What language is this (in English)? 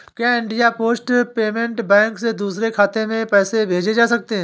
Hindi